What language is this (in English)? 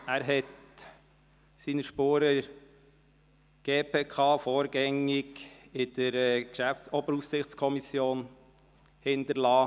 Swiss German